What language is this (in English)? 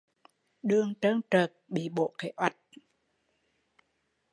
Vietnamese